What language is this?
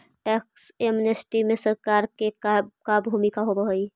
Magahi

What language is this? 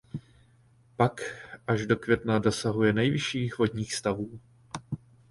Czech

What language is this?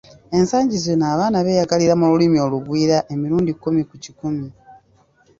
Ganda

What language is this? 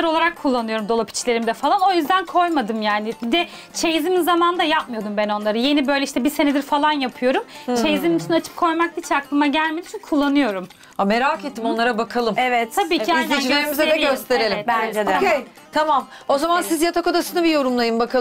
Turkish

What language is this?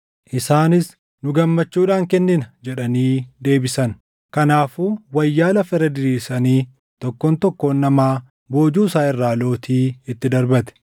Oromo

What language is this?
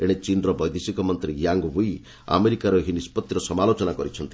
Odia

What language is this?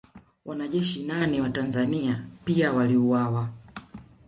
Swahili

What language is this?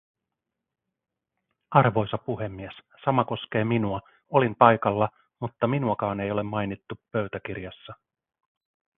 Finnish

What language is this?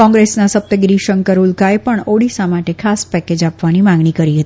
Gujarati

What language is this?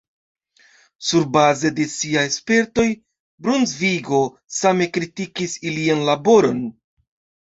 Esperanto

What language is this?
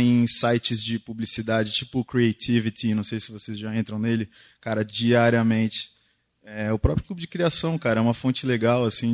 Portuguese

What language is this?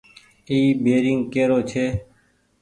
Goaria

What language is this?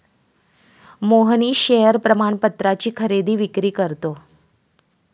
Marathi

